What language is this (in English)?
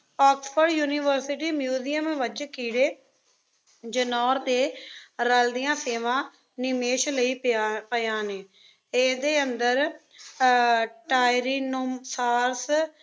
Punjabi